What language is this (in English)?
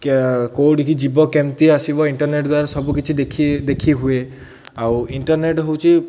Odia